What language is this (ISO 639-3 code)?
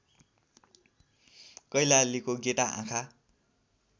nep